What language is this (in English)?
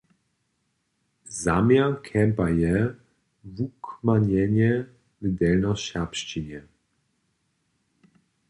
Upper Sorbian